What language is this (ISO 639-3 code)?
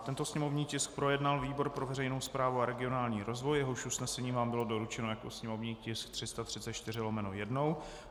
ces